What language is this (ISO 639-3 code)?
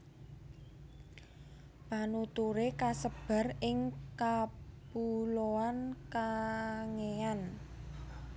jav